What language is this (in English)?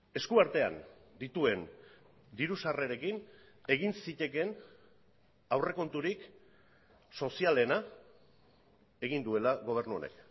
Basque